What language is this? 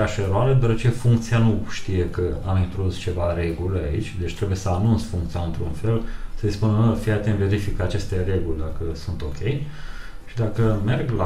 Romanian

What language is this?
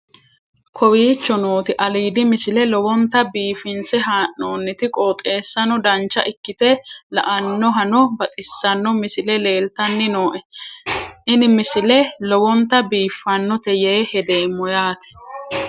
Sidamo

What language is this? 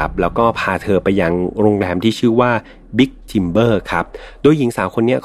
Thai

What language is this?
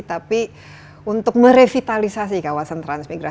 Indonesian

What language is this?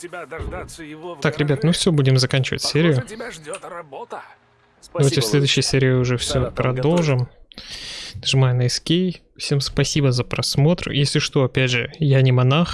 Russian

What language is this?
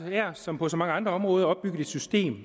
Danish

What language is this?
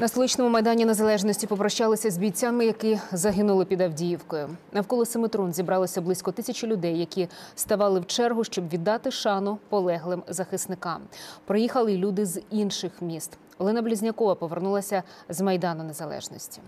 Ukrainian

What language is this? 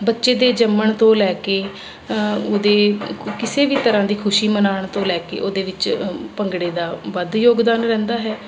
Punjabi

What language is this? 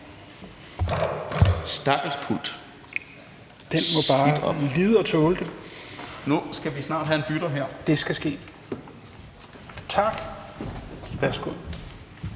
Danish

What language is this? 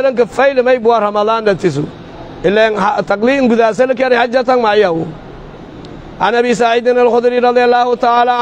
Arabic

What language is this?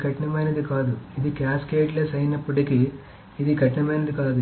Telugu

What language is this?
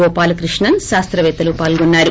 Telugu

